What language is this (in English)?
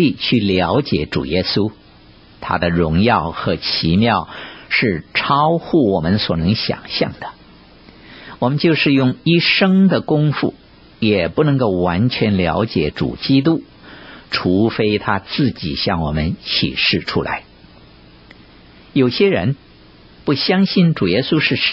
Chinese